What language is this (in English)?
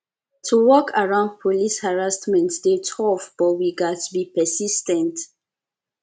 Nigerian Pidgin